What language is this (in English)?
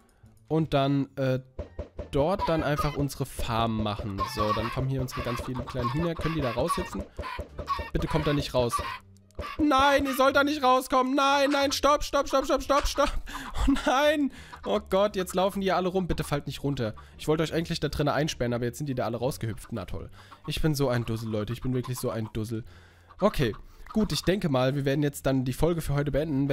German